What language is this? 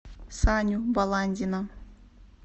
Russian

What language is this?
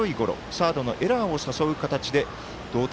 Japanese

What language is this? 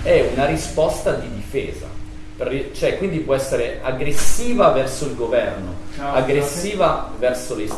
Italian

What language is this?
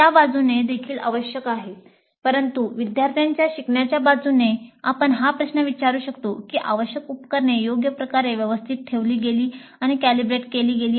Marathi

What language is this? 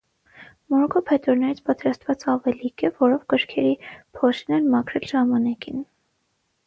Armenian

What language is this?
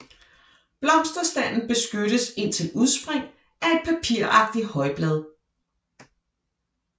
Danish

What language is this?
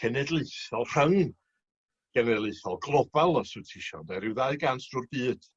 Welsh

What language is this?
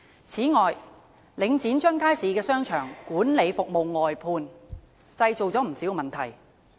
Cantonese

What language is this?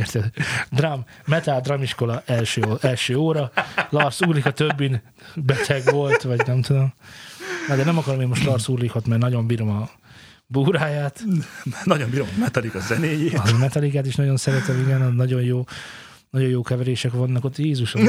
Hungarian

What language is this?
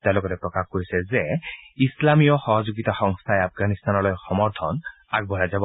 Assamese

